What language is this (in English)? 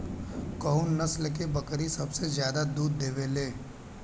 Bhojpuri